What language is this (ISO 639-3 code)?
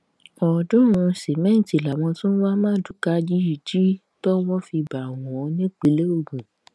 yor